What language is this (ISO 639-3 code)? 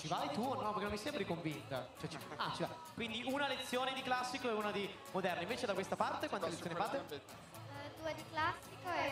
ita